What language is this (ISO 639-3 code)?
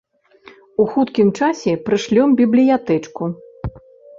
bel